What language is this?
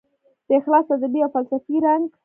Pashto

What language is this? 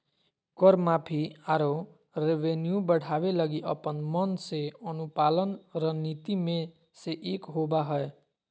Magahi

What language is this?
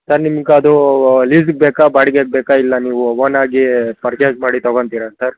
Kannada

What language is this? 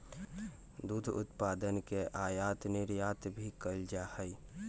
Magahi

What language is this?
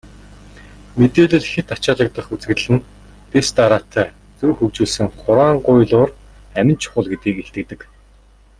Mongolian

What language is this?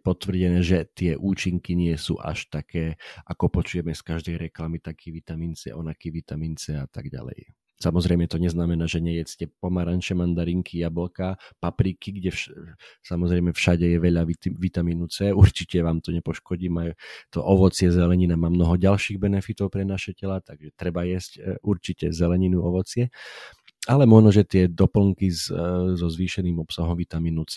Slovak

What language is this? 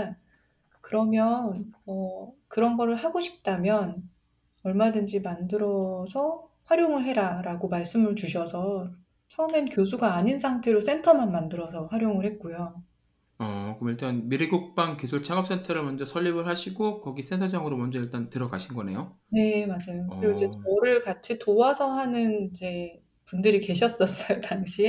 Korean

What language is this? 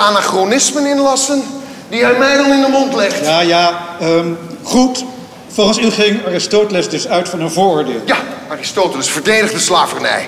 Dutch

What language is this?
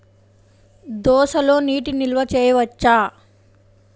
Telugu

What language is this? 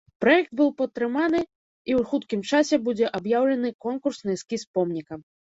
Belarusian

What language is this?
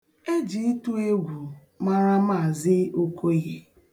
Igbo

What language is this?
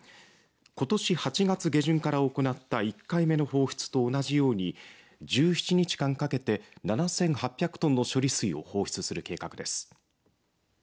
Japanese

